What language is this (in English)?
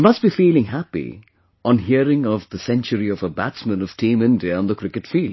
English